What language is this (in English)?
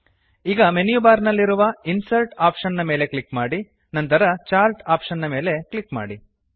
Kannada